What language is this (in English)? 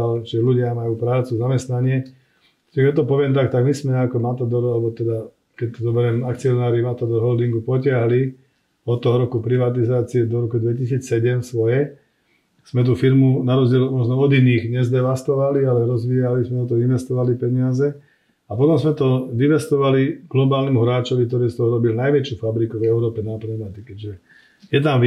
Slovak